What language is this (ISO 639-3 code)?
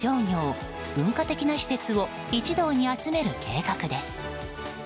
jpn